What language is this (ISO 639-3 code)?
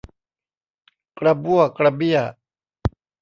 tha